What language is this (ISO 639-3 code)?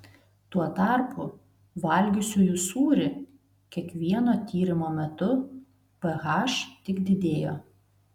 lit